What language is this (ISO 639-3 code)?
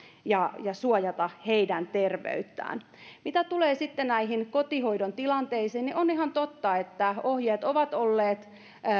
fin